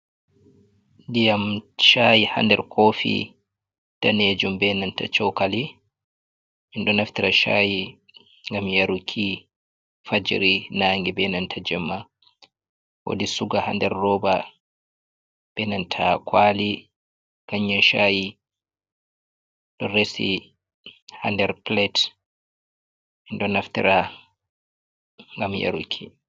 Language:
Fula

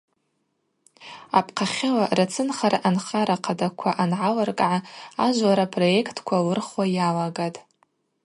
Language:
Abaza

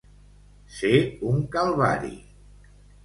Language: Catalan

